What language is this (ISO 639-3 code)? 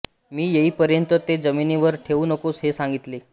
mar